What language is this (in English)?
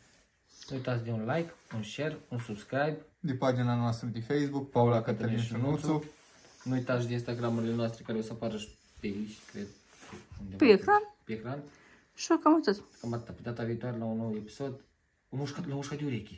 Romanian